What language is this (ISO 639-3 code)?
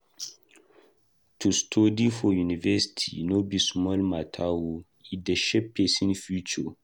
pcm